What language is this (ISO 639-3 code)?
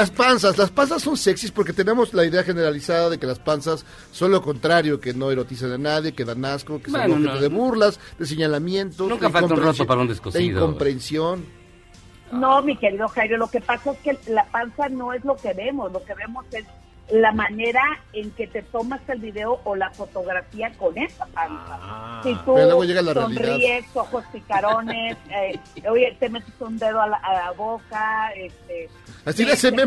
spa